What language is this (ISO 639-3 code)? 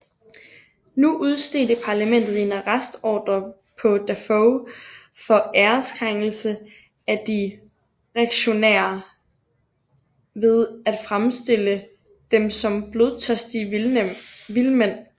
dan